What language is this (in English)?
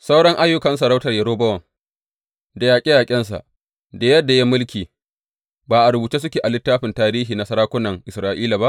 Hausa